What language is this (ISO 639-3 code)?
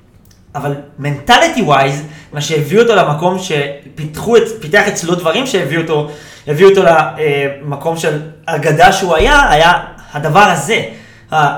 heb